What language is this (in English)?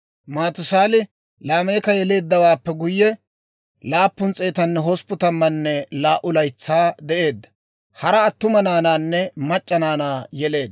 Dawro